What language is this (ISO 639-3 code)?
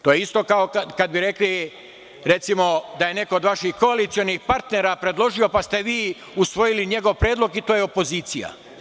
srp